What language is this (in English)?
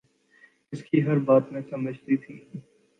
Urdu